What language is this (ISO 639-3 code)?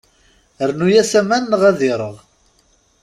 kab